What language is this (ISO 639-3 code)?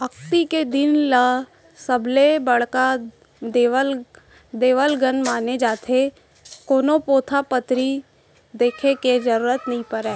hne